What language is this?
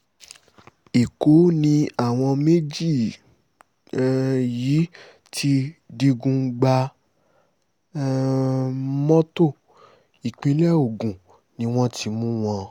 Yoruba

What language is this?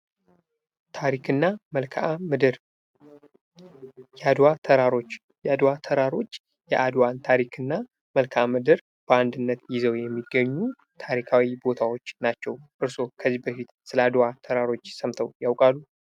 Amharic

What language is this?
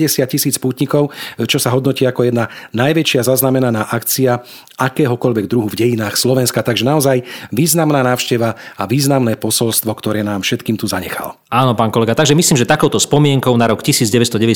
Slovak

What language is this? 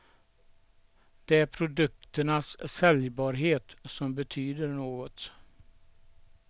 Swedish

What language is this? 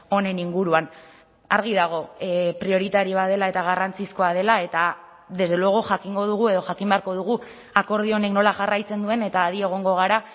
Basque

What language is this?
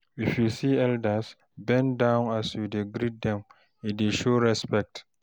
Nigerian Pidgin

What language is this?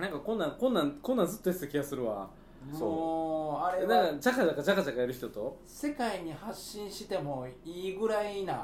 Japanese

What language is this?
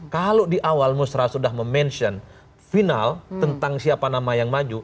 Indonesian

